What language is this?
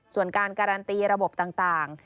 Thai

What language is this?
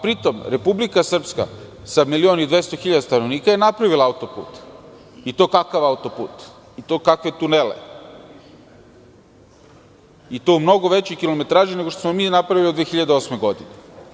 Serbian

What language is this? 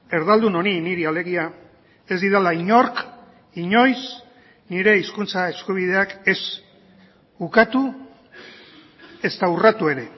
Basque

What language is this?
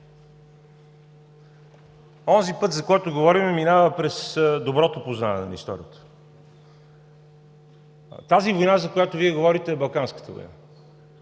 Bulgarian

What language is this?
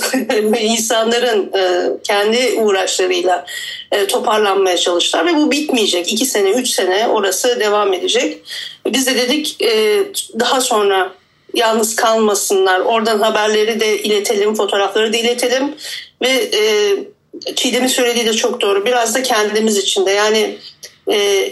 Turkish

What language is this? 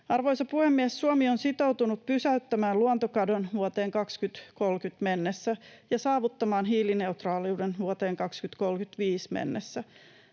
Finnish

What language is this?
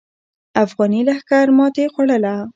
Pashto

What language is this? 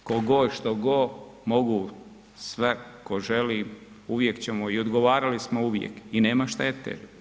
Croatian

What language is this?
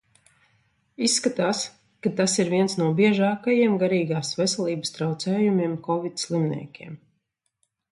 Latvian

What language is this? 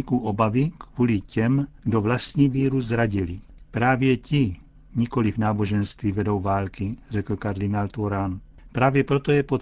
Czech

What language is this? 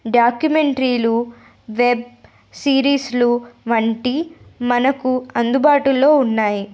Telugu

